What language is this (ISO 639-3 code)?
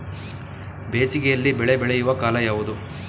kan